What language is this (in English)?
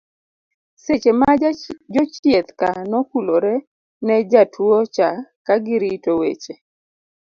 Luo (Kenya and Tanzania)